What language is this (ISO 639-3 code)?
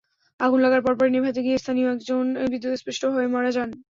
ben